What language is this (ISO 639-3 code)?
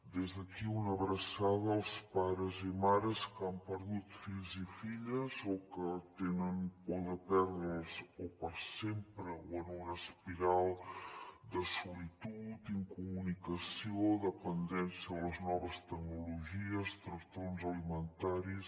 cat